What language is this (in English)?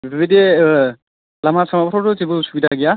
Bodo